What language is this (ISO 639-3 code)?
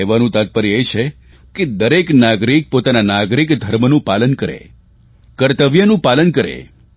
guj